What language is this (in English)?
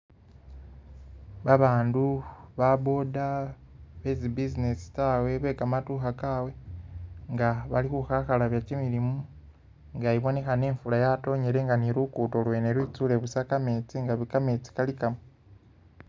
Masaaba